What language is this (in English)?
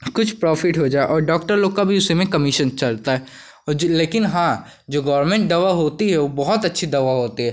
Hindi